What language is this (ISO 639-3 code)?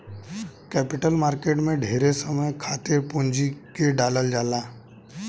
bho